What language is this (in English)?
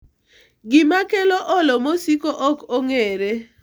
Luo (Kenya and Tanzania)